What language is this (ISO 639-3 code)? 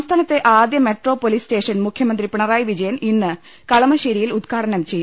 mal